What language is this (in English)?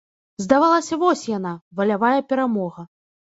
Belarusian